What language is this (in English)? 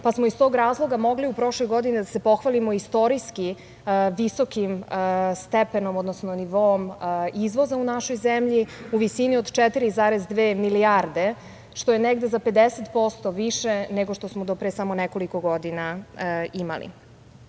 Serbian